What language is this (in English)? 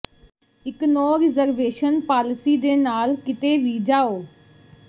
Punjabi